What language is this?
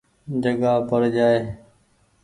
Goaria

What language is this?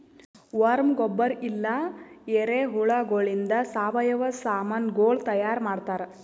Kannada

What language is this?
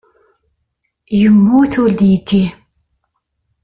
Kabyle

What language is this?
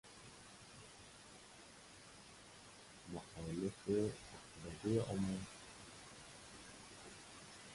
Persian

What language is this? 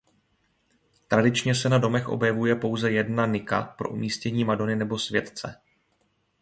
Czech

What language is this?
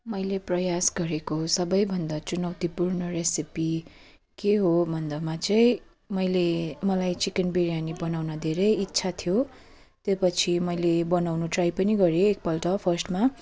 Nepali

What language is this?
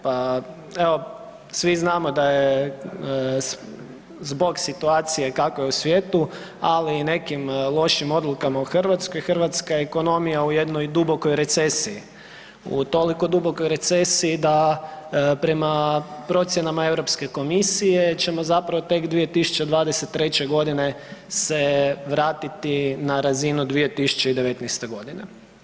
Croatian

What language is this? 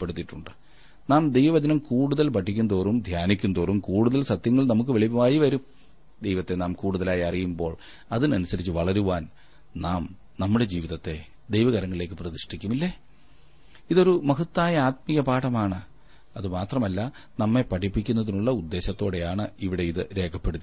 Malayalam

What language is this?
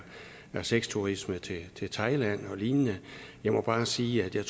Danish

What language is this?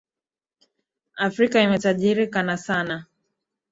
Swahili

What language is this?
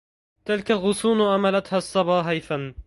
Arabic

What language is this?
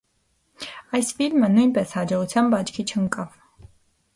Armenian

